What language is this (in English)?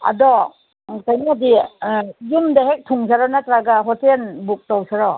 Manipuri